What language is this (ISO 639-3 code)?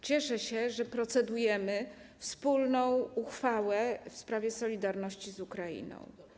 pol